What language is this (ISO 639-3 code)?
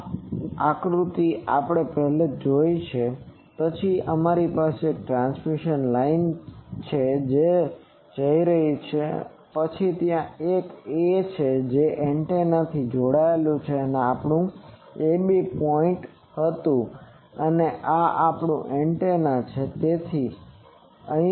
guj